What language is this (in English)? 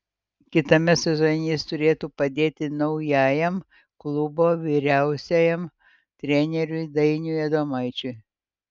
Lithuanian